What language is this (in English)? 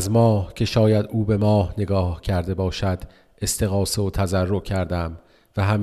Persian